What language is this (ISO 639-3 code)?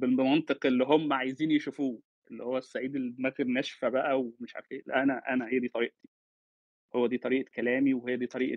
ara